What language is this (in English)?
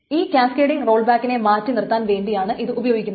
Malayalam